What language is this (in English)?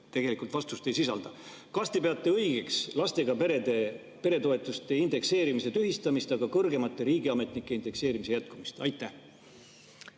Estonian